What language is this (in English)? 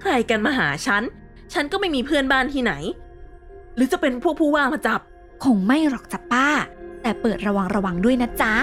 Thai